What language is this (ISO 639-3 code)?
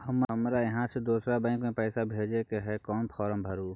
mai